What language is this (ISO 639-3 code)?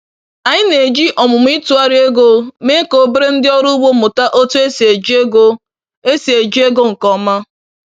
ibo